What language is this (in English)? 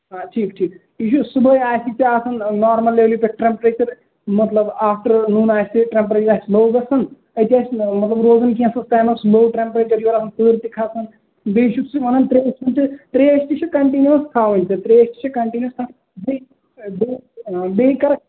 Kashmiri